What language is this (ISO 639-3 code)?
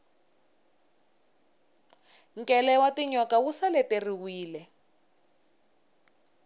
tso